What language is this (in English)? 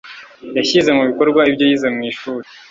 Kinyarwanda